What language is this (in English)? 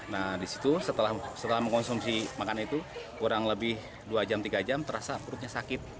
Indonesian